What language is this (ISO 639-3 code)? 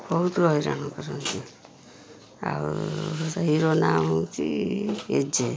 ori